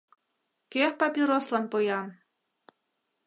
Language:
Mari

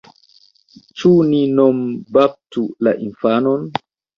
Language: Esperanto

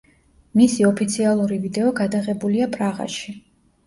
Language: Georgian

